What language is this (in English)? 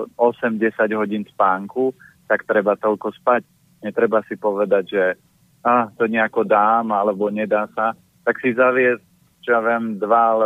Slovak